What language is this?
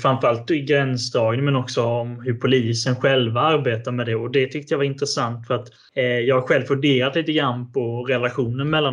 Swedish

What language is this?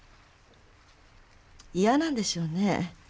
Japanese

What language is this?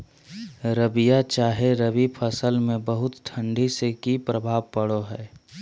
Magahi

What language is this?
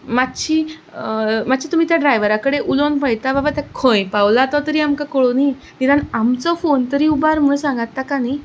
Konkani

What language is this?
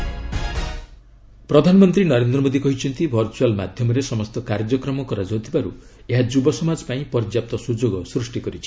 Odia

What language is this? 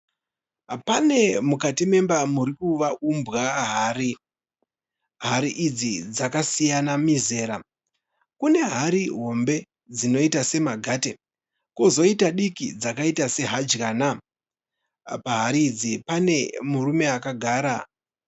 Shona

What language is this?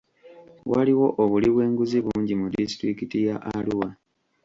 Ganda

